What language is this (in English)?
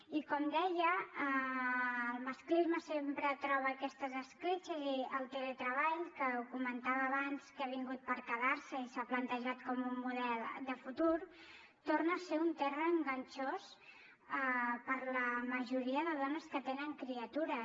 Catalan